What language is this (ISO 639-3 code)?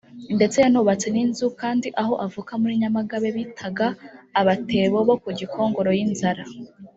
kin